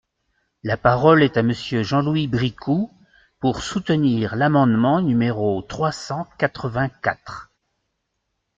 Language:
French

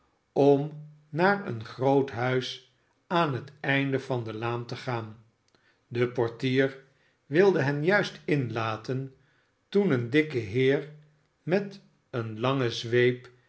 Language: Dutch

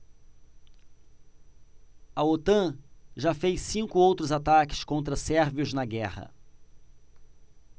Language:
Portuguese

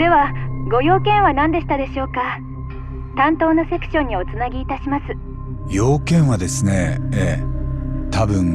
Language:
Japanese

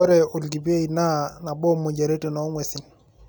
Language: Masai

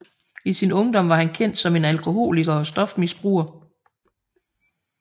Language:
Danish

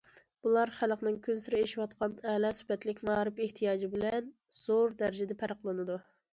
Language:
Uyghur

